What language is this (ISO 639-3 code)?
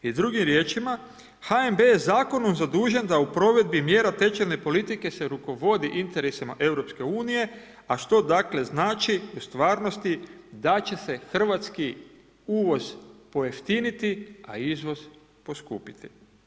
hrv